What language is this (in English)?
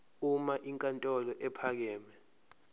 Zulu